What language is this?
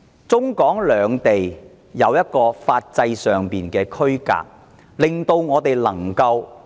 Cantonese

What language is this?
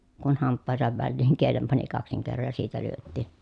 Finnish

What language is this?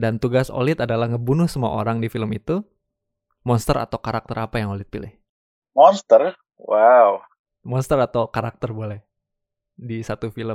Indonesian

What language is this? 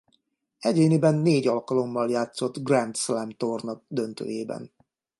Hungarian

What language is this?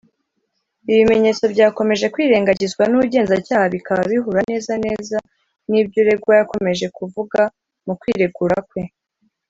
Kinyarwanda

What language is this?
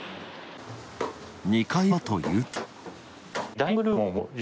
Japanese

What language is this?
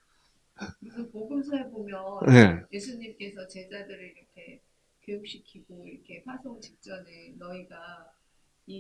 Korean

